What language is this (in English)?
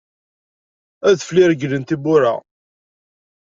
Kabyle